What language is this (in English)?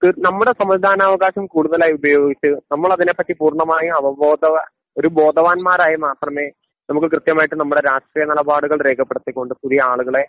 Malayalam